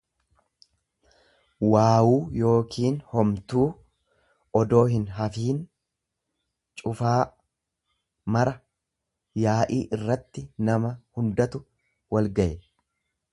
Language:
Oromo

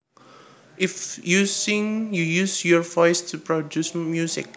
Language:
Javanese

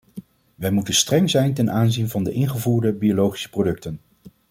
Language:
Dutch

